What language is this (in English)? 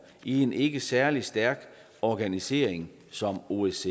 Danish